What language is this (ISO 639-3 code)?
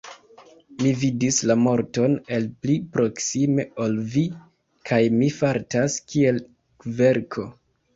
epo